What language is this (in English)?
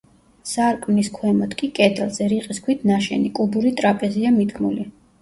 Georgian